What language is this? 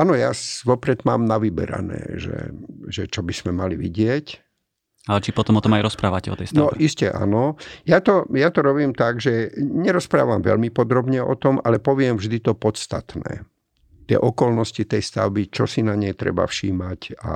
Slovak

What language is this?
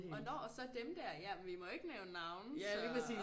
Danish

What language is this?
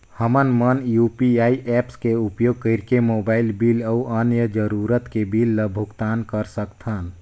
Chhattisgarhi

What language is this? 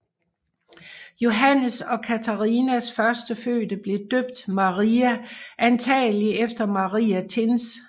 Danish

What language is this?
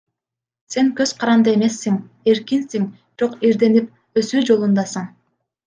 Kyrgyz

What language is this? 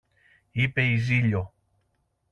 Greek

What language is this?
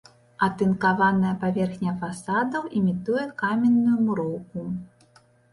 Belarusian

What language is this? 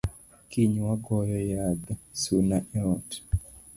Luo (Kenya and Tanzania)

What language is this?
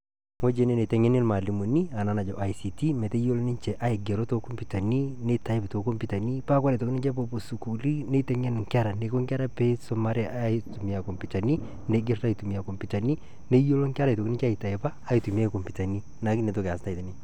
Masai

